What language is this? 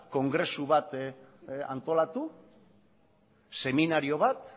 Basque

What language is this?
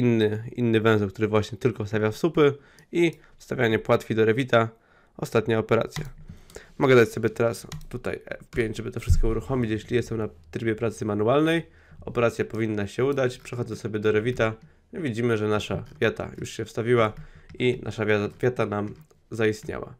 Polish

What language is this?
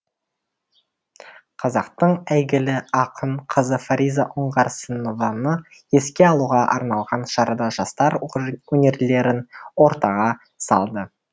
Kazakh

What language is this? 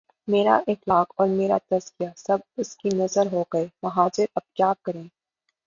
Urdu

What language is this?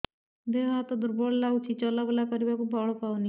Odia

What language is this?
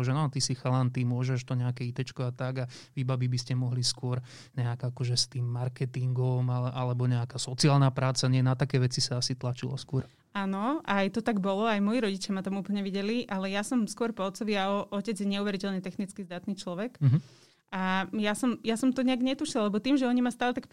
Slovak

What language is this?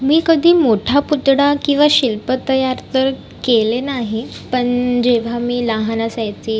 Marathi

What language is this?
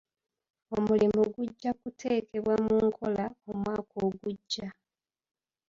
Ganda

